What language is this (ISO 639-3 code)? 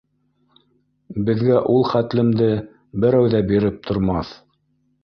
bak